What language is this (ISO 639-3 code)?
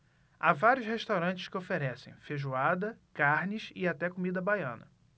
por